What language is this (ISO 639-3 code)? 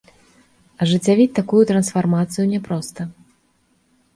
bel